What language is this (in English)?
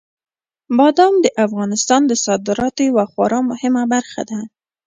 Pashto